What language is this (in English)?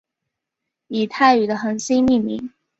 Chinese